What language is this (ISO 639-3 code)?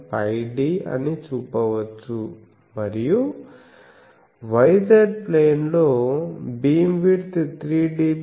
tel